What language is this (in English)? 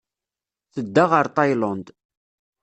Kabyle